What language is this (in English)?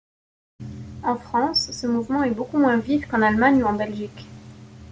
French